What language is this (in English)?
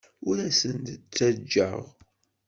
Kabyle